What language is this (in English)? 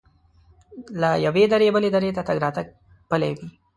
Pashto